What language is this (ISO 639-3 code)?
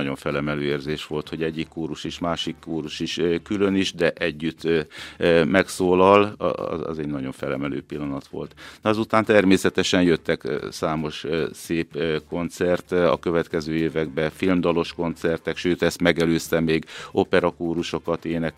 hun